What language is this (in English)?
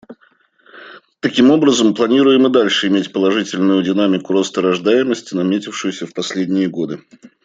Russian